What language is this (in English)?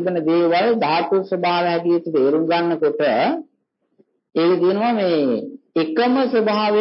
Vietnamese